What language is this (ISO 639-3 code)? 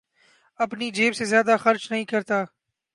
urd